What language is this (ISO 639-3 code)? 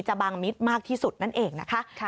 tha